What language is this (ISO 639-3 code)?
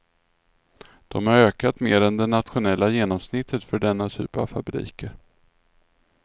swe